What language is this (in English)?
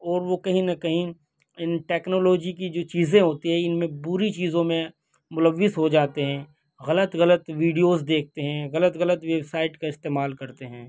Urdu